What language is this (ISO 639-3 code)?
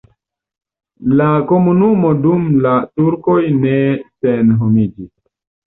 epo